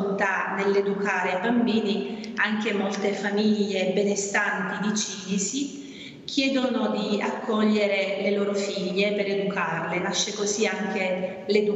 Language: Italian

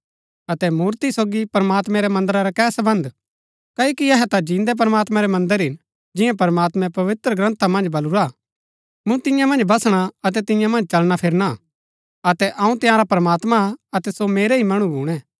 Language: Gaddi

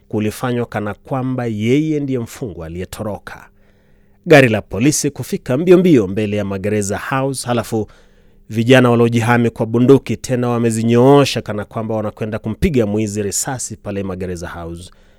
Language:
Swahili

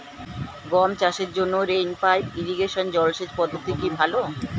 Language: Bangla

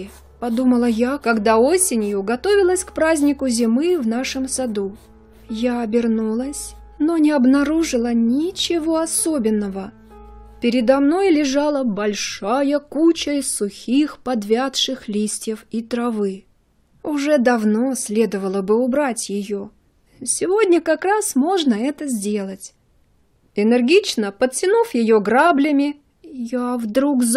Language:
Russian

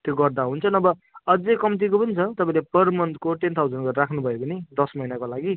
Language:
Nepali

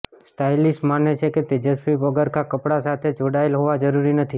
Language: Gujarati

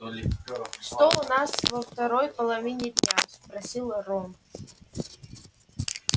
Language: Russian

